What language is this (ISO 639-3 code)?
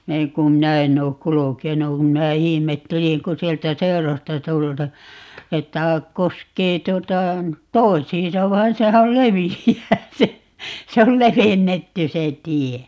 fin